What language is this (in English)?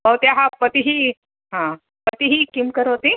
Sanskrit